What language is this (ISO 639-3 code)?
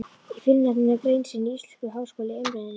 isl